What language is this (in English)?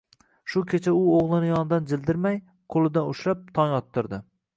Uzbek